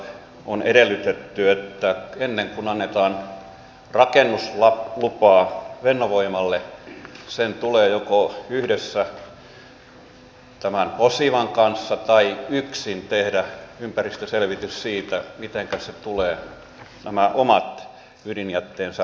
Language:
Finnish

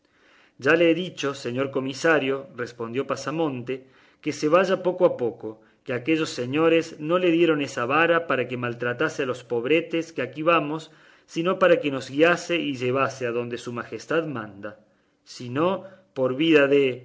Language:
Spanish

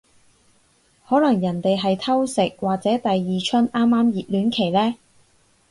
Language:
Cantonese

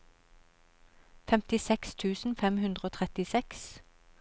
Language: Norwegian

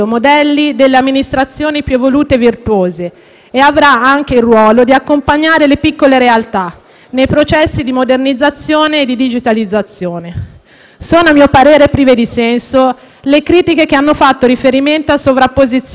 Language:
Italian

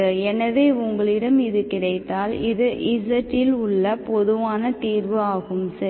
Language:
Tamil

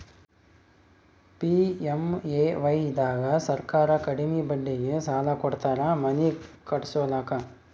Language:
Kannada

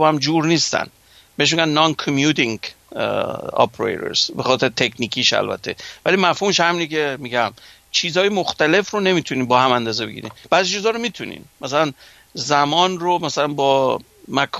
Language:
Persian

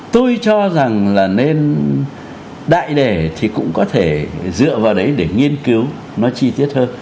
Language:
Vietnamese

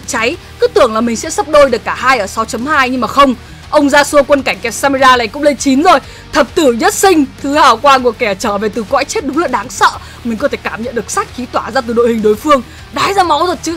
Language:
Vietnamese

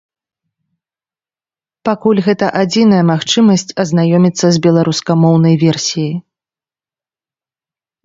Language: Belarusian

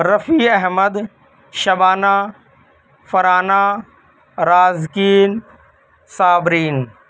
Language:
Urdu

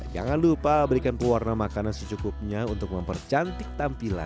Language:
Indonesian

